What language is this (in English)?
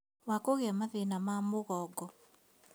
Kikuyu